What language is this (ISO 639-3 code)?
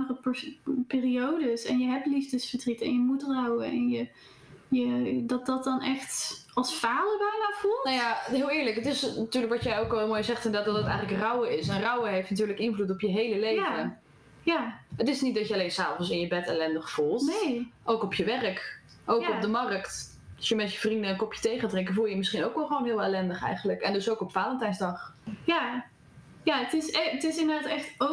nld